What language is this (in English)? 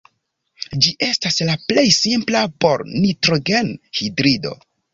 Esperanto